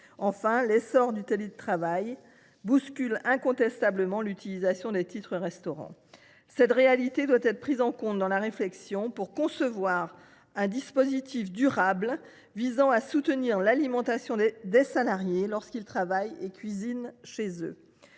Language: French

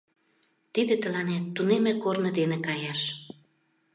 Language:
Mari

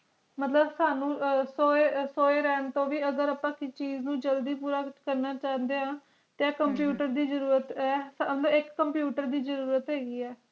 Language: Punjabi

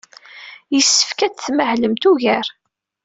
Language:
Kabyle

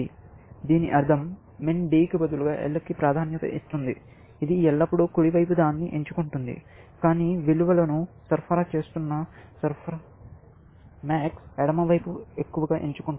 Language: Telugu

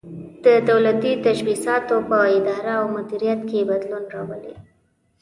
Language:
Pashto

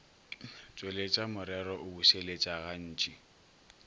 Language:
Northern Sotho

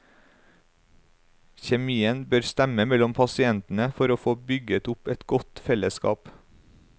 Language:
Norwegian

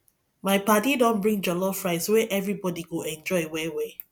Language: Nigerian Pidgin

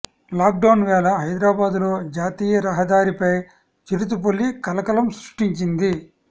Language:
Telugu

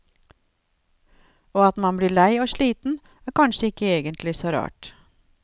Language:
Norwegian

